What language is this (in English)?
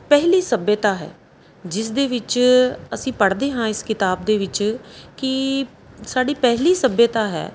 Punjabi